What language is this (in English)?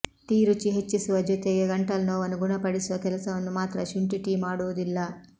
Kannada